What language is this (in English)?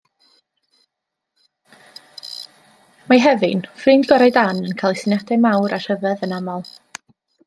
Welsh